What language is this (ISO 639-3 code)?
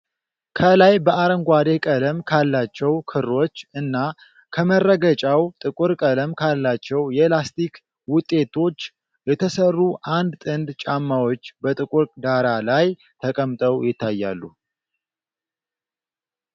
amh